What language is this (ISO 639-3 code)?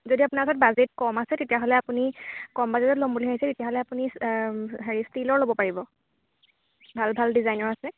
asm